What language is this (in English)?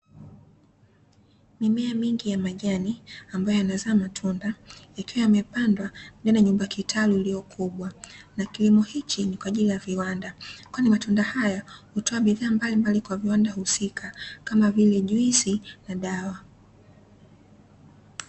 Swahili